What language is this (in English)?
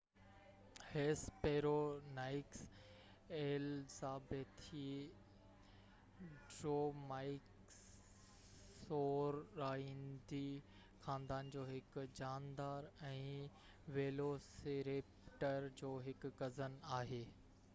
Sindhi